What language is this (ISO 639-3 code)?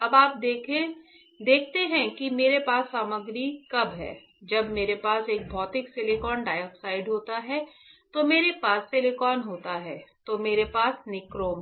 hin